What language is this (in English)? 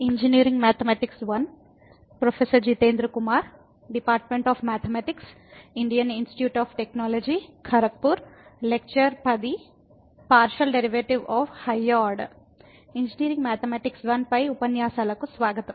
Telugu